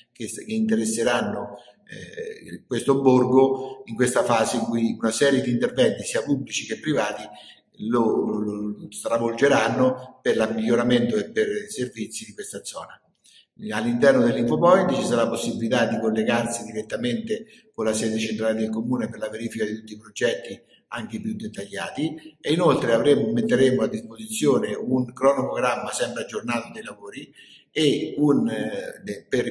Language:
Italian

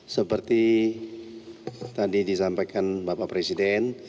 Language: Indonesian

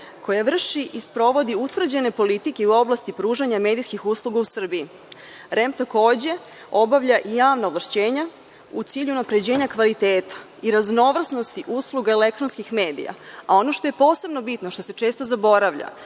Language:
Serbian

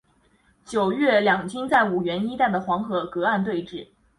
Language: Chinese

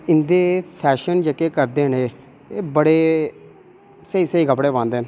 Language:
Dogri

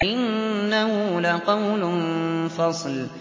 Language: Arabic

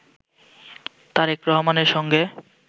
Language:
Bangla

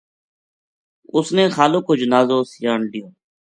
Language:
Gujari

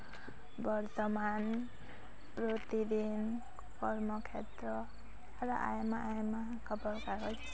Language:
Santali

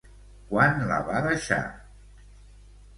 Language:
Catalan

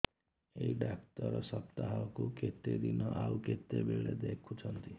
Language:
Odia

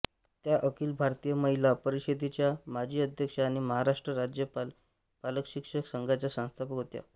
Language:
Marathi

